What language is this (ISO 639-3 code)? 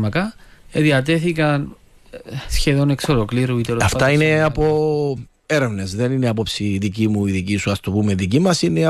ell